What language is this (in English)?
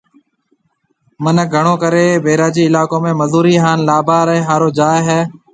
Marwari (Pakistan)